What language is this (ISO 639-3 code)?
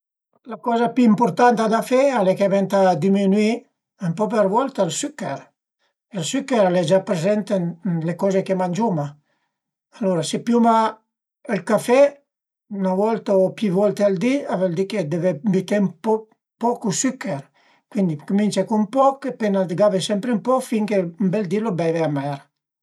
pms